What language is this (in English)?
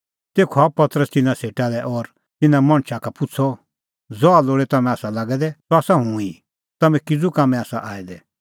Kullu Pahari